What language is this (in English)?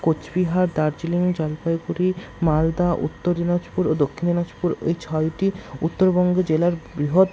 Bangla